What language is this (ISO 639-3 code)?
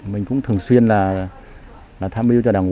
vie